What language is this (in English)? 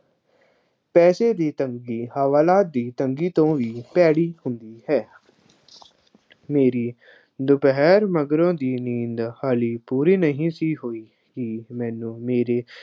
Punjabi